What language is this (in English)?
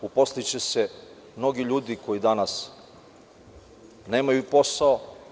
Serbian